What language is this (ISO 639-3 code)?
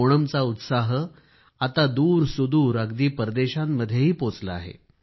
mar